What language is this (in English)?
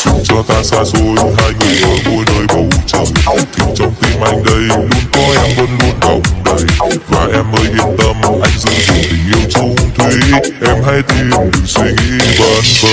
Vietnamese